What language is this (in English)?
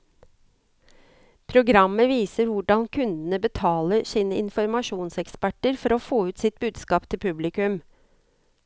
Norwegian